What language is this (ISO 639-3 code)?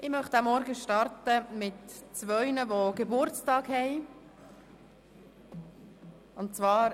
gsw